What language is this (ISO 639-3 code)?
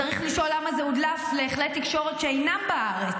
heb